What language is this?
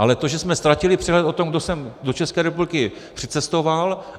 Czech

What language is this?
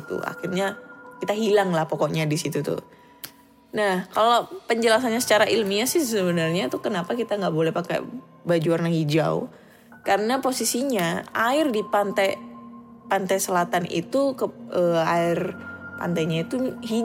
Indonesian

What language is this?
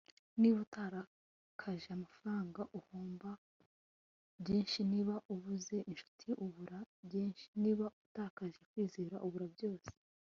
Kinyarwanda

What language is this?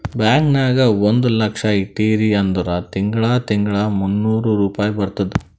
Kannada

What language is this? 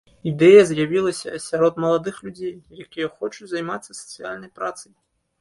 Belarusian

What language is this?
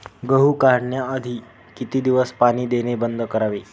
Marathi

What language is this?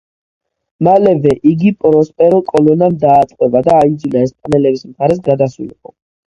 Georgian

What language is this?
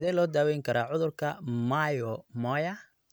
Somali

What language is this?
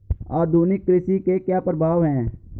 Hindi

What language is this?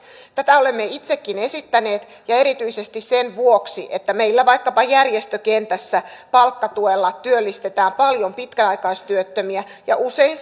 Finnish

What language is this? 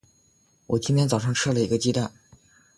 Chinese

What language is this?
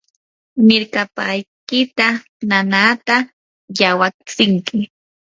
Yanahuanca Pasco Quechua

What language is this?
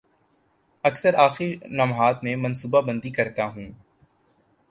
Urdu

